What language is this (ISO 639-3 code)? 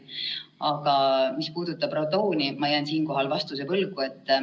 est